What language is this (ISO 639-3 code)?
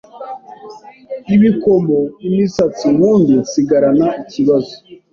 kin